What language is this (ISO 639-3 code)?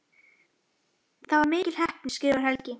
isl